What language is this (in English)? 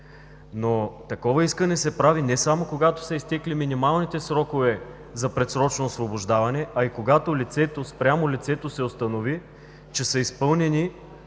Bulgarian